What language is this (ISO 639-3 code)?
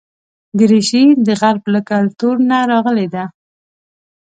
pus